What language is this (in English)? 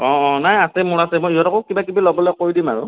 Assamese